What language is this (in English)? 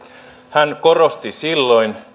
Finnish